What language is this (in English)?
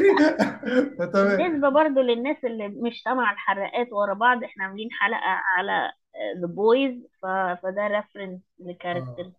Arabic